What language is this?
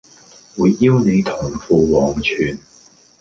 Cantonese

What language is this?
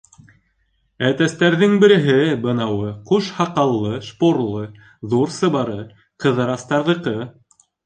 Bashkir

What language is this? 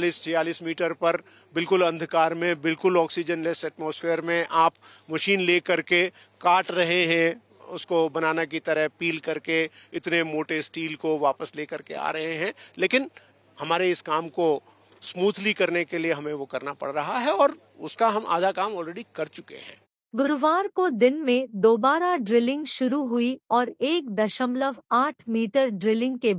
Hindi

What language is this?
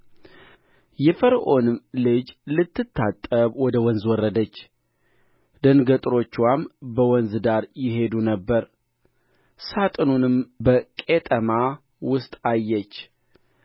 Amharic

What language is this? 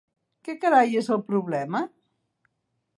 Catalan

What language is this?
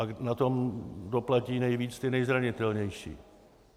Czech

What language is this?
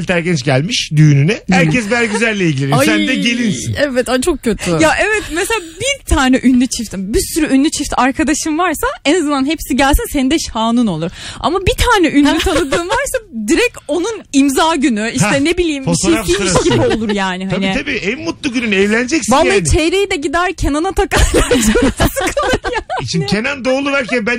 Turkish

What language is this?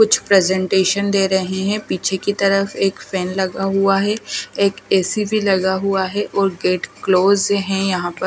Hindi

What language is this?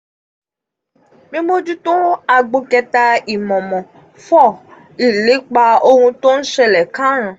Yoruba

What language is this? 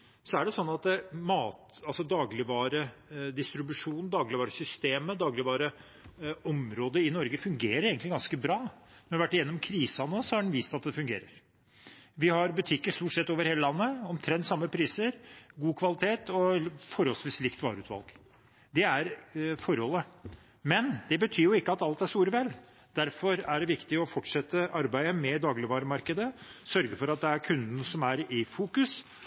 Norwegian Bokmål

